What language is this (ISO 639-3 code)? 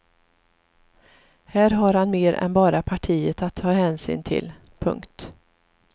swe